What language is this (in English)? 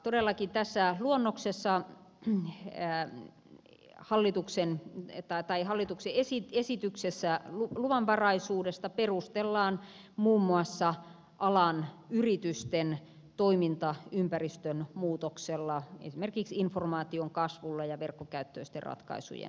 Finnish